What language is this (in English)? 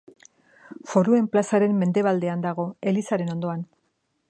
Basque